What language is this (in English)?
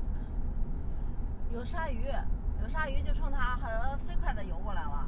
Chinese